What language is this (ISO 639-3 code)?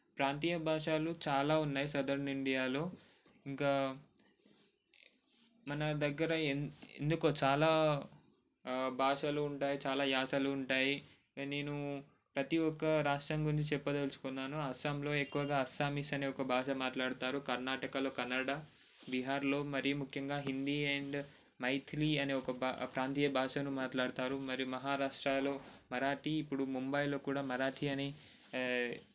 tel